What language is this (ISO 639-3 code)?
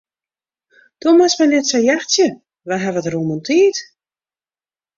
fry